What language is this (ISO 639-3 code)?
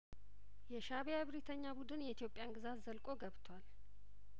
amh